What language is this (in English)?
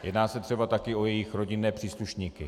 Czech